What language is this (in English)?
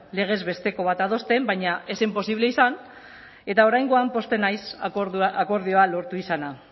Basque